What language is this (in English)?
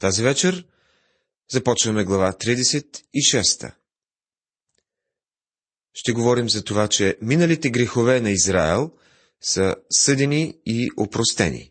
Bulgarian